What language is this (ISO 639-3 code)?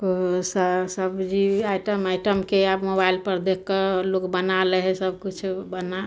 mai